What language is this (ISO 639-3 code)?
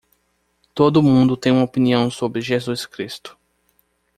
por